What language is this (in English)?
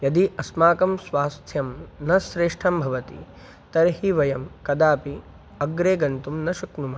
Sanskrit